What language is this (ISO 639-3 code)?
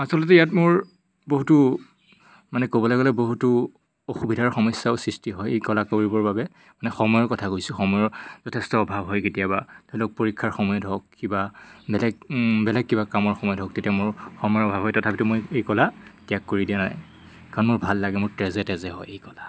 asm